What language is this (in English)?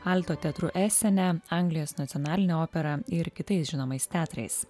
Lithuanian